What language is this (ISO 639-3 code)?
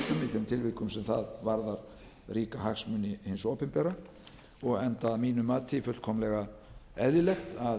isl